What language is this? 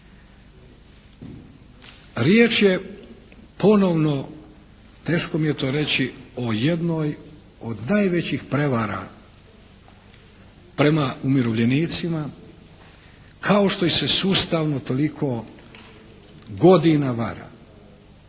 Croatian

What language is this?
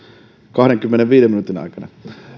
Finnish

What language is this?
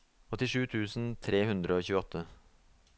Norwegian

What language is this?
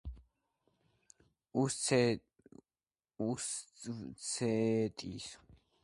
Georgian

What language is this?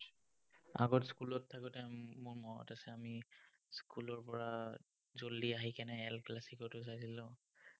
Assamese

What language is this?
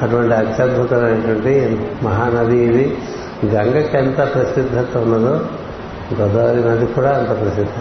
Telugu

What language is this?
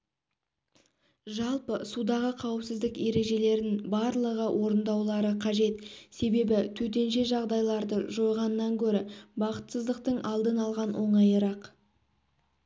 Kazakh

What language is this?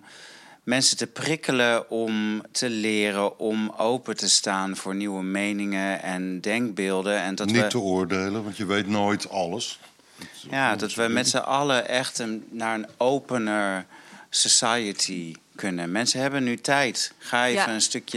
Dutch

